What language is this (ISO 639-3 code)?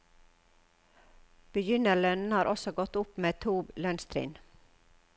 nor